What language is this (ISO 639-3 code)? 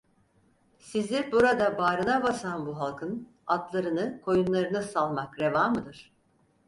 tur